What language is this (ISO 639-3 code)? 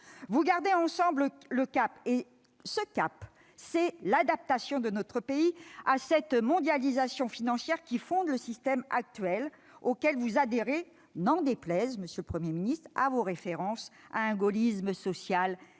fra